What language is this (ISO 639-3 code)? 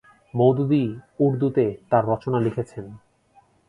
ben